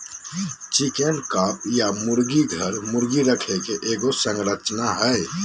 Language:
Magahi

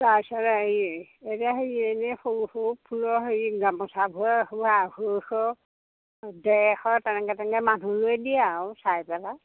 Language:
Assamese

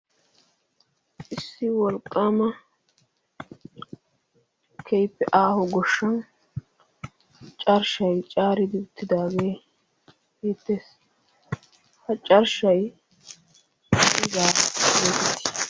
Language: Wolaytta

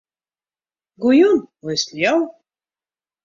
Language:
Western Frisian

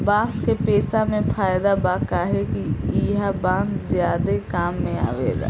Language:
Bhojpuri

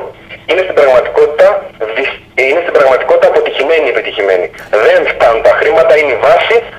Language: Greek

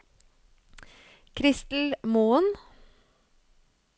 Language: Norwegian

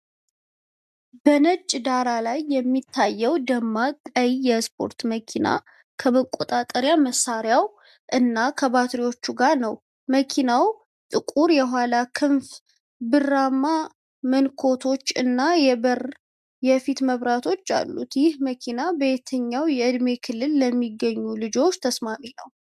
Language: Amharic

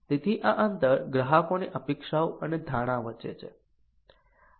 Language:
Gujarati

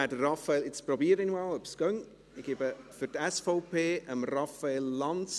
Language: Swiss German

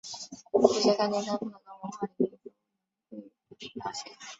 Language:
Chinese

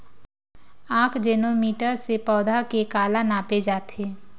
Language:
Chhattisgarhi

